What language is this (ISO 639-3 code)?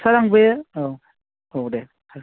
brx